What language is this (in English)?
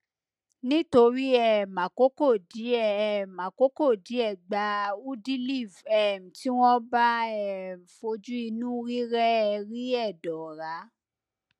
Yoruba